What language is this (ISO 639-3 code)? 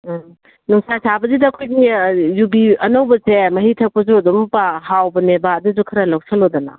mni